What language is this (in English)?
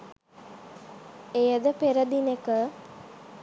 Sinhala